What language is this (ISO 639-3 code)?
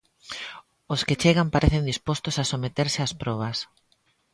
glg